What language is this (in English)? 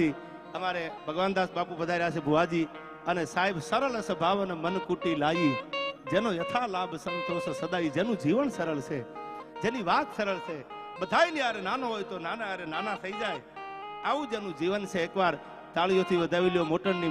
Gujarati